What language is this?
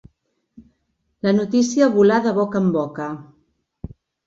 Catalan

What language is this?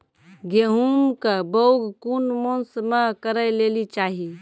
Maithili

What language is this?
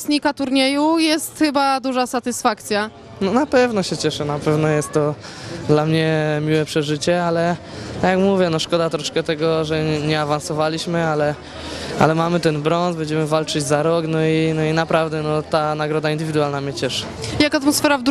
Polish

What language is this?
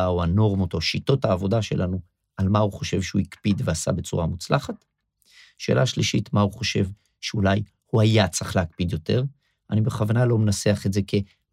Hebrew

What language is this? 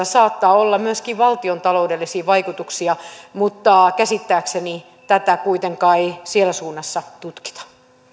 Finnish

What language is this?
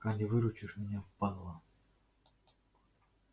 Russian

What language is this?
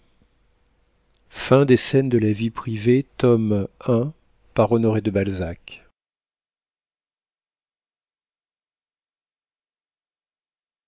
French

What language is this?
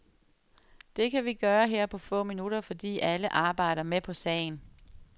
Danish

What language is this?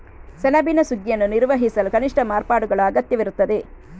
Kannada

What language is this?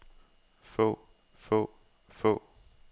Danish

